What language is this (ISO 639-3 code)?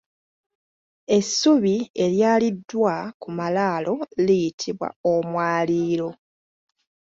lug